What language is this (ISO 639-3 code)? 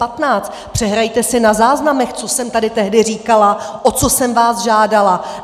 ces